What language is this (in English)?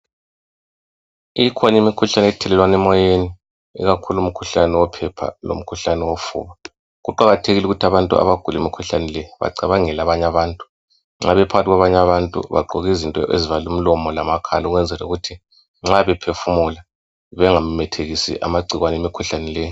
North Ndebele